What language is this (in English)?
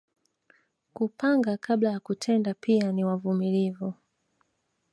Swahili